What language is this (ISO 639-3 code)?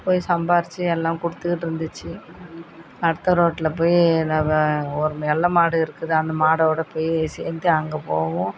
tam